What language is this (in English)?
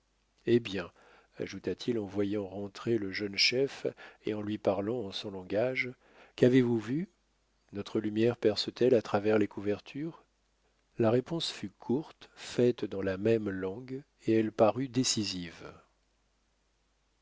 French